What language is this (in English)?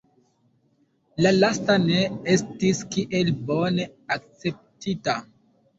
Esperanto